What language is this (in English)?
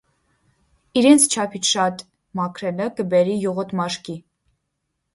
Armenian